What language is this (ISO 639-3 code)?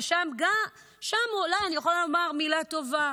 heb